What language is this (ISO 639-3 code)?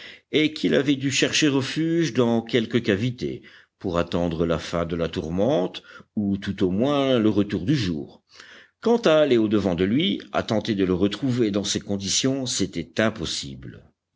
fra